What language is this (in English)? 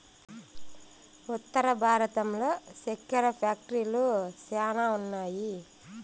Telugu